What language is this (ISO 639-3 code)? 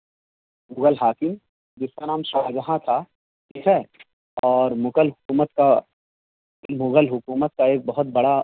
urd